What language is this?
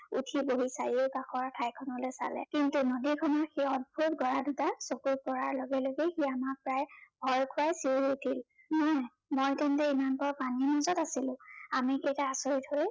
Assamese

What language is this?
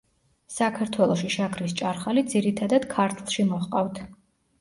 Georgian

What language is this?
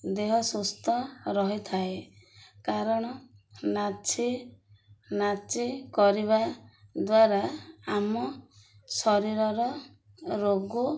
Odia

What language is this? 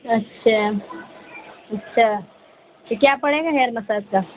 Urdu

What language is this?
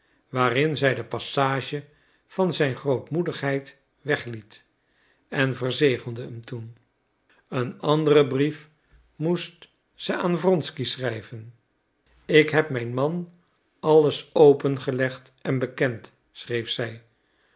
Dutch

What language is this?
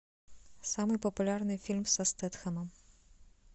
Russian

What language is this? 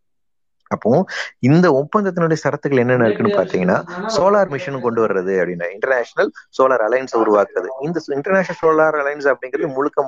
Tamil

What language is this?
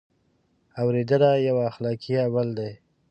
Pashto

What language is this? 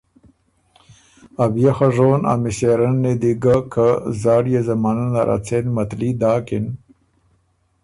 Ormuri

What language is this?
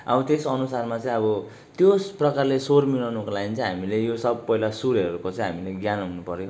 Nepali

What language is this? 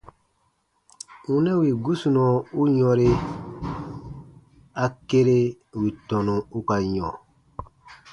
Baatonum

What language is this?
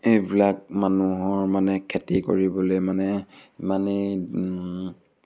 Assamese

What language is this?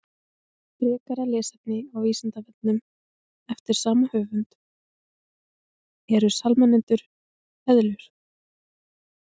Icelandic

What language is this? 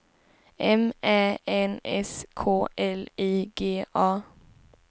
Swedish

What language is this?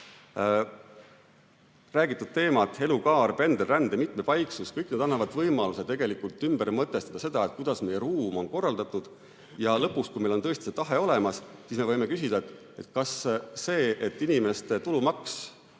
Estonian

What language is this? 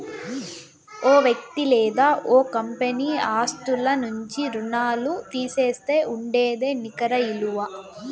Telugu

